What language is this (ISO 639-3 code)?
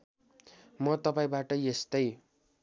nep